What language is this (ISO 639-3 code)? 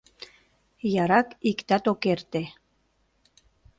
chm